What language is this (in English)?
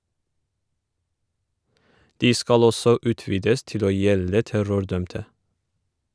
Norwegian